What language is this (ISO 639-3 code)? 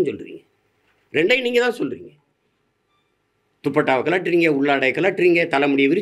tam